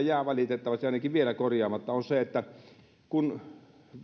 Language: Finnish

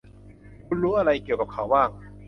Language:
Thai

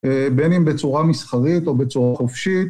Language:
Hebrew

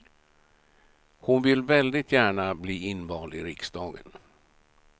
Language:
Swedish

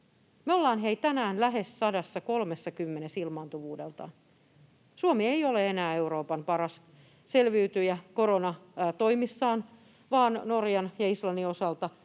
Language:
Finnish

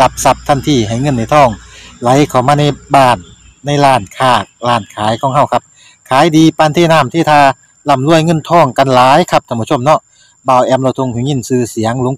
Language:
Thai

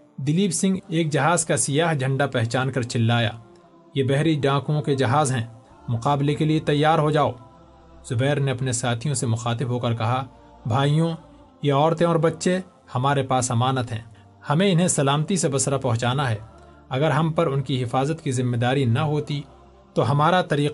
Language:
Urdu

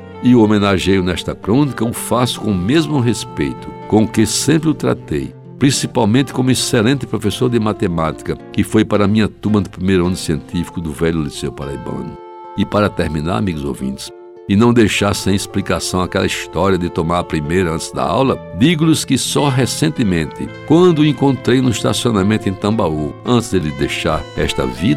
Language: Portuguese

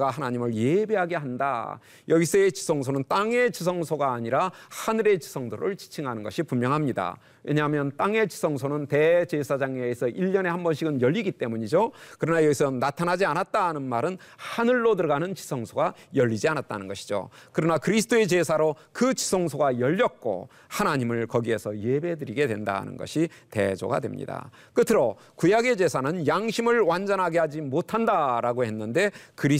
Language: Korean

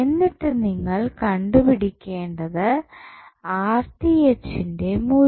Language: Malayalam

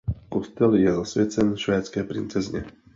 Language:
Czech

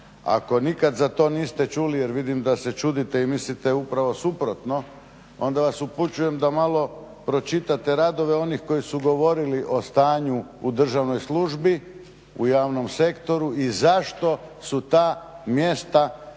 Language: Croatian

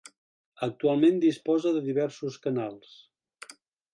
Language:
Catalan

